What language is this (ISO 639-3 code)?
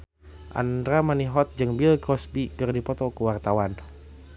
sun